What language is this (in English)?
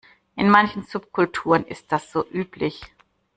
German